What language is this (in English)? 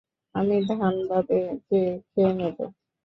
Bangla